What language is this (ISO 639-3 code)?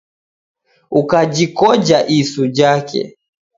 dav